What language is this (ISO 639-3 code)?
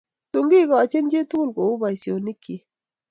kln